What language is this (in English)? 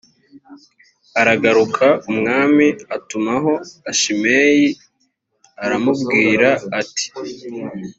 Kinyarwanda